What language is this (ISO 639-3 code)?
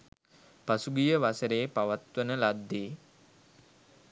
sin